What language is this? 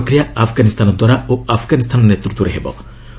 Odia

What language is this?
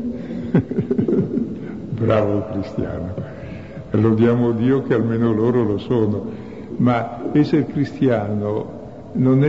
Italian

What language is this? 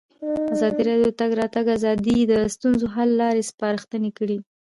Pashto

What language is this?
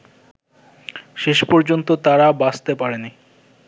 Bangla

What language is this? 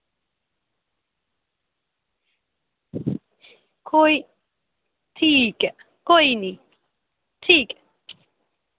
Dogri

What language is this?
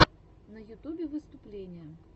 Russian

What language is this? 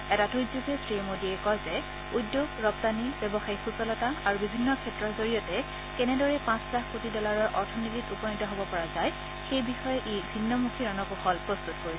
Assamese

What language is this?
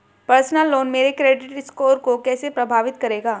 Hindi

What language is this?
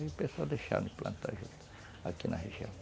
Portuguese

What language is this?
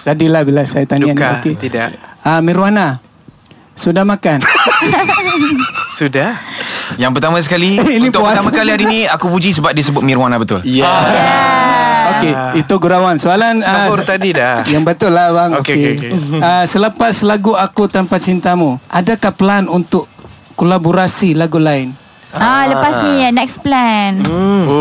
Malay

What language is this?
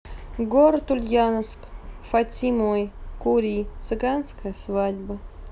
Russian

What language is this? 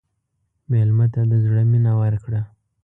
Pashto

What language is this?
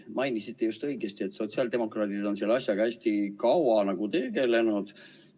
Estonian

